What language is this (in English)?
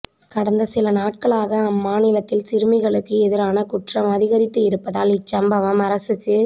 Tamil